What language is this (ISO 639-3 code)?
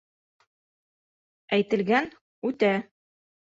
bak